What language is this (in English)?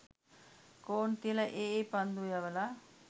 Sinhala